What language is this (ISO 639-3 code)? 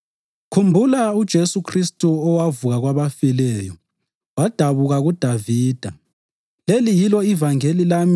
nde